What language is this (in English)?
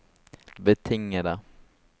Norwegian